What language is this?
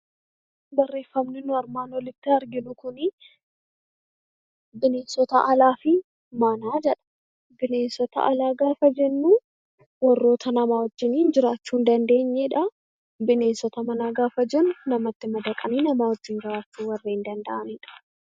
Oromo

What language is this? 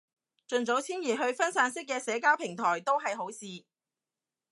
Cantonese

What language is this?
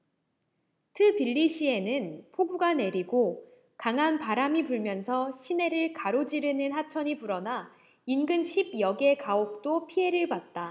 Korean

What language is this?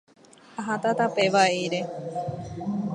Guarani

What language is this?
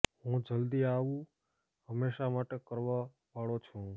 Gujarati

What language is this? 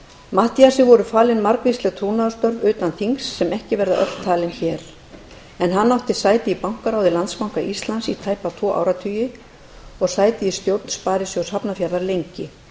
Icelandic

